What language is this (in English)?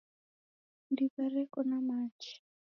Taita